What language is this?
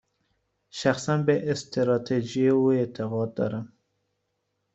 Persian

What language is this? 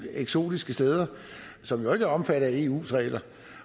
Danish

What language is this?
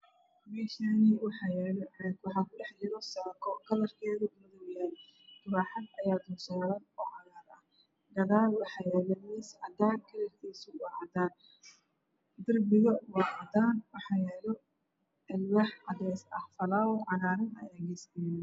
Somali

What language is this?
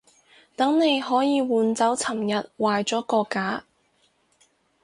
Cantonese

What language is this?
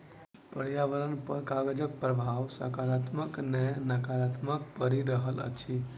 Maithili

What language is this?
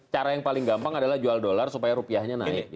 Indonesian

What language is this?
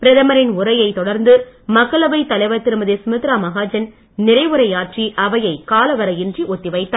Tamil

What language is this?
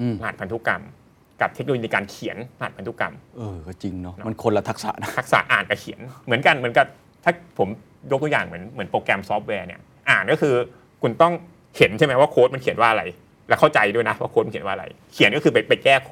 Thai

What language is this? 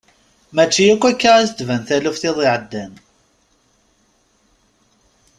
Kabyle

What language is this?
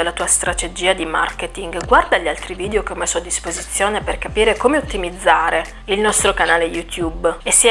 Italian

